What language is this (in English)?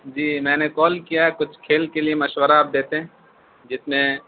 Urdu